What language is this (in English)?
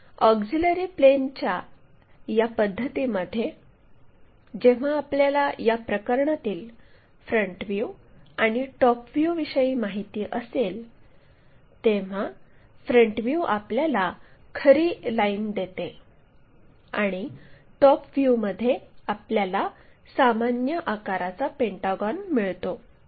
Marathi